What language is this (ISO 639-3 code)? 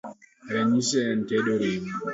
luo